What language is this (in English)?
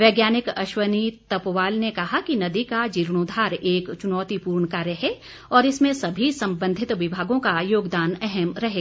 Hindi